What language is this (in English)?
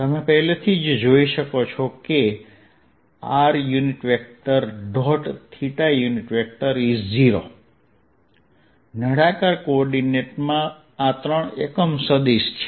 Gujarati